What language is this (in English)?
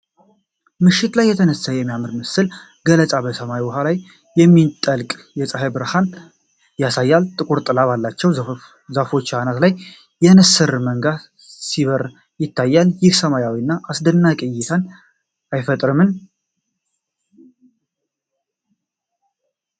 Amharic